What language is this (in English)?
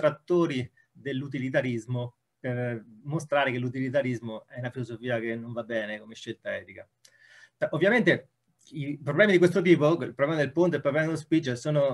Italian